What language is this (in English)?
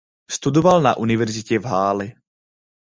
Czech